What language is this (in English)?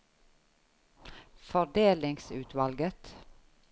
Norwegian